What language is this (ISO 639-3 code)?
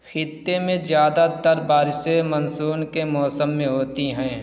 urd